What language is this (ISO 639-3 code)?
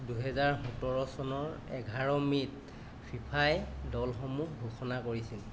asm